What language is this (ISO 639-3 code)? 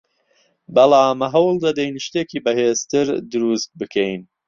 ckb